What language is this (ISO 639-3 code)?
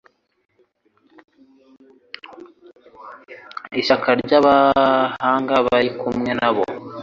kin